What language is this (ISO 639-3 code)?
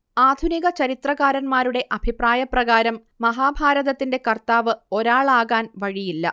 mal